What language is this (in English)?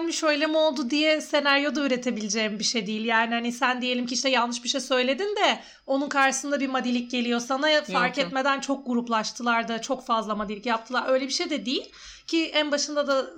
Turkish